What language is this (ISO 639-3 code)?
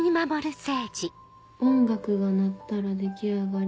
jpn